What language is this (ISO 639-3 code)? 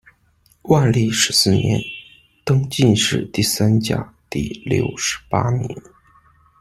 zho